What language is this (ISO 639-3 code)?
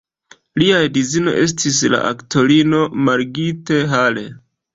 epo